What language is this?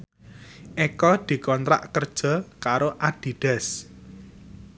Javanese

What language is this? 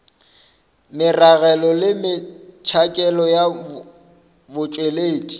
Northern Sotho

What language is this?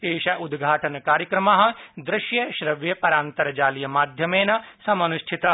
Sanskrit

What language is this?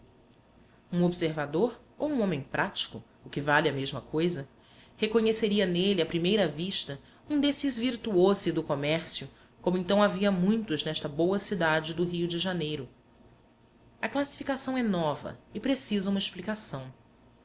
Portuguese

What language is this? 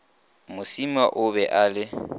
Northern Sotho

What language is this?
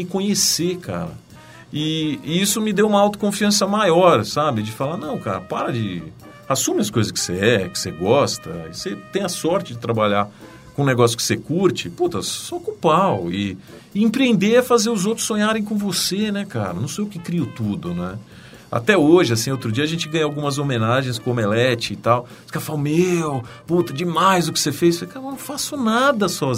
Portuguese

